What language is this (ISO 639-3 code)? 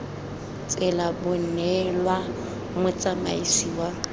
tsn